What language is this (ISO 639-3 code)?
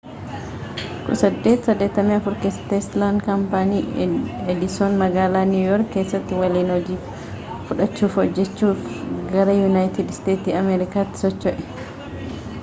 orm